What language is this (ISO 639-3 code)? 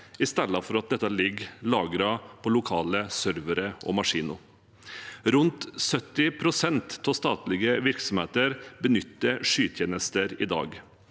nor